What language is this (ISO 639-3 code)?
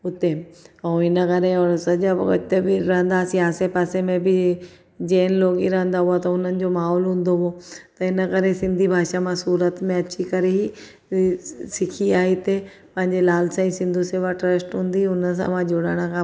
snd